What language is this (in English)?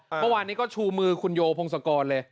Thai